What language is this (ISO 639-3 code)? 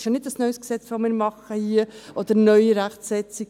gsw